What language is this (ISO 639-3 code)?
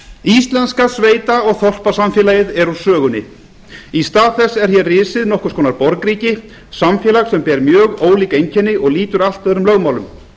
isl